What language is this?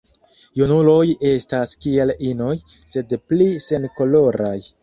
Esperanto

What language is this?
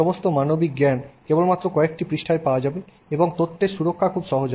Bangla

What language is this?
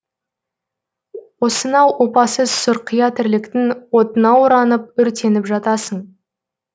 Kazakh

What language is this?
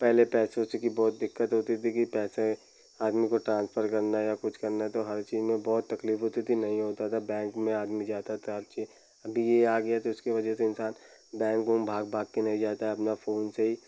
Hindi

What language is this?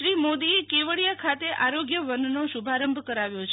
Gujarati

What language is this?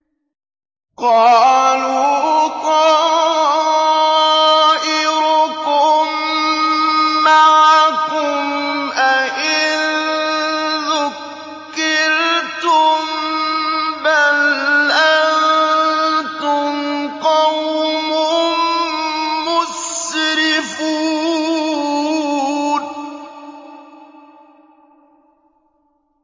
Arabic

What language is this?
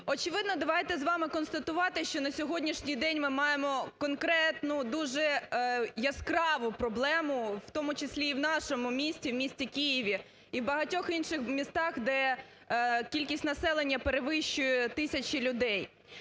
Ukrainian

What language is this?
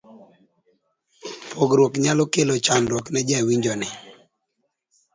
Luo (Kenya and Tanzania)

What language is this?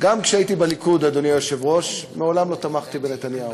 Hebrew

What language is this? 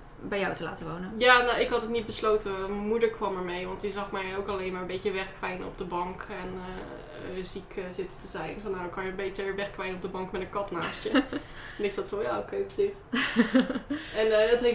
Dutch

